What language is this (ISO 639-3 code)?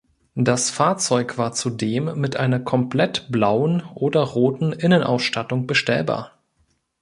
deu